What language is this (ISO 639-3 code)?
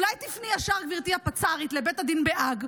heb